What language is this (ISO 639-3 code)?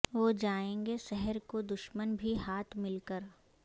urd